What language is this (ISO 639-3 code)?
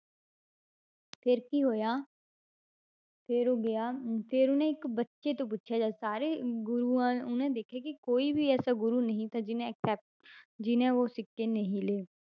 pan